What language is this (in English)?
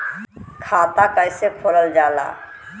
Bhojpuri